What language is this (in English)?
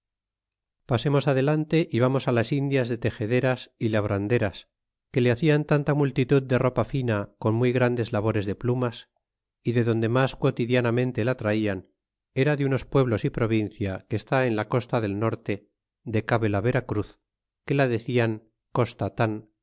Spanish